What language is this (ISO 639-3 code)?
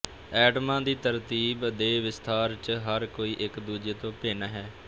pan